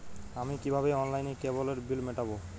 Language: Bangla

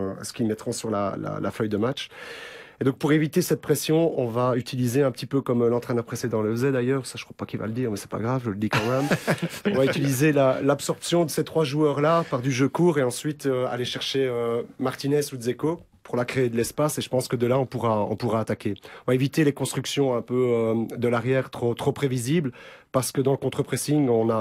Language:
French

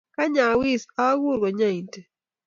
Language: Kalenjin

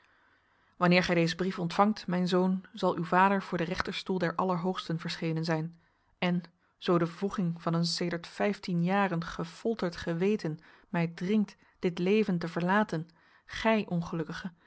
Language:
Dutch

